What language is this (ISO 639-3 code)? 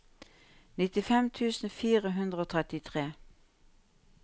nor